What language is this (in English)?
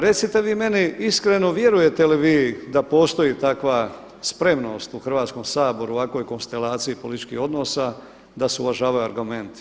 Croatian